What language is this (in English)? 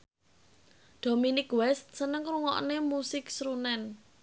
Javanese